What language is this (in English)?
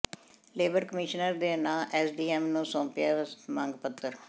Punjabi